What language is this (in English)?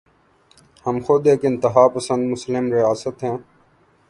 Urdu